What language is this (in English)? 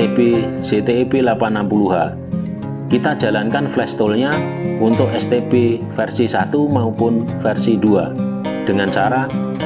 Indonesian